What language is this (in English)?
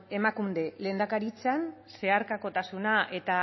Basque